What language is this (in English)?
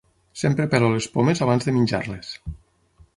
Catalan